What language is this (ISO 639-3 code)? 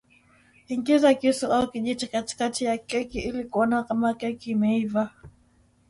swa